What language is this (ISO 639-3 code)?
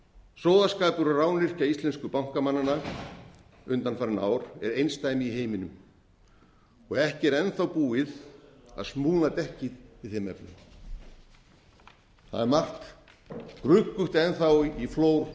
isl